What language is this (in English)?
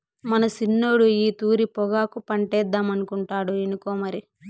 Telugu